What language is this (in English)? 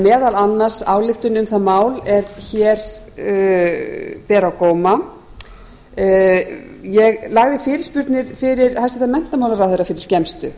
Icelandic